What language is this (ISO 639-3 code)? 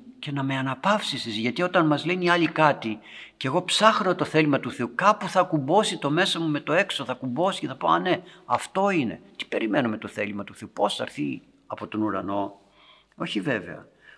ell